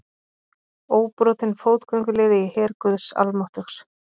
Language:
Icelandic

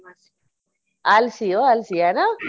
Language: Punjabi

